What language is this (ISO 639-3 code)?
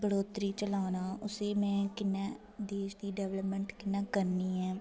doi